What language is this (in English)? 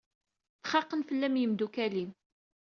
Kabyle